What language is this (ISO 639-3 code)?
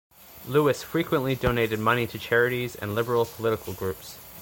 eng